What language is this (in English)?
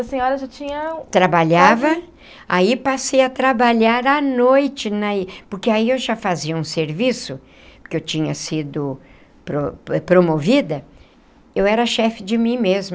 Portuguese